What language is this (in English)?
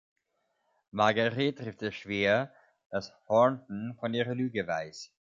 German